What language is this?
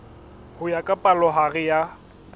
Southern Sotho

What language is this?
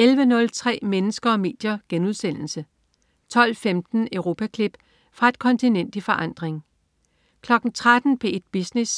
Danish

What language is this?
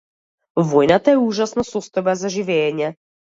Macedonian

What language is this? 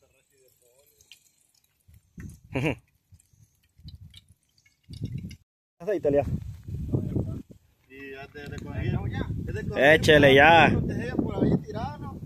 Spanish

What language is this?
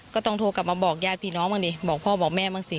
Thai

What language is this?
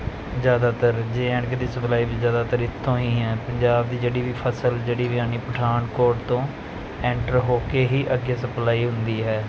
Punjabi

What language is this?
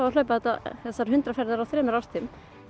Icelandic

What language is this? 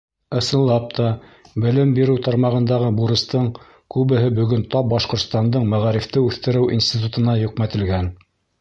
Bashkir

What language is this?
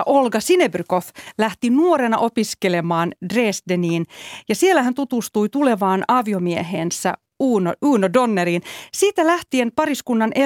Finnish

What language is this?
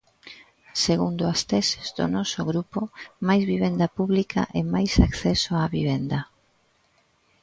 Galician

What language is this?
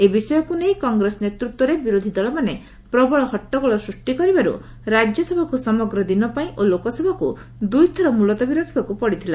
Odia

